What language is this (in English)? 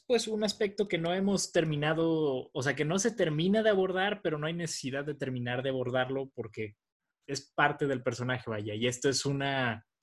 Spanish